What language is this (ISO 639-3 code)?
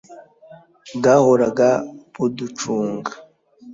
kin